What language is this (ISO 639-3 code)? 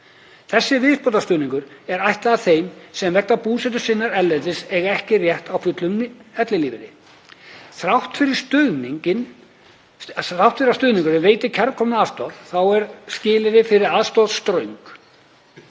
isl